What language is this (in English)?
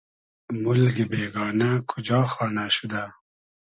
Hazaragi